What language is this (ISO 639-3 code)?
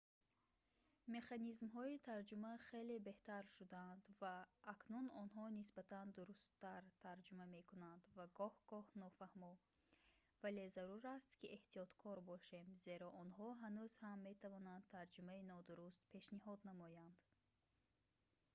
tgk